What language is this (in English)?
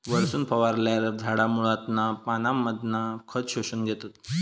Marathi